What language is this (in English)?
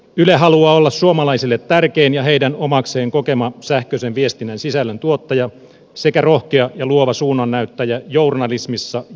Finnish